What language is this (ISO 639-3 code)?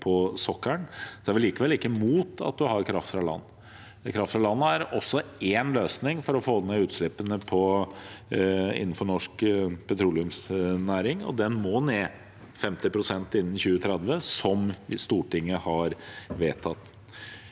nor